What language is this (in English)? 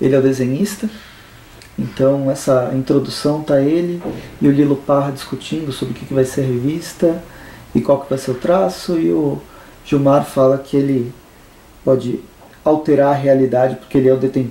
Portuguese